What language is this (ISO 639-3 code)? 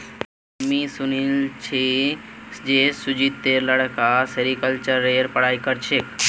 mag